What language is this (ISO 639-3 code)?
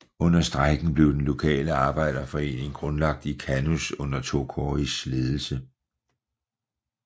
dan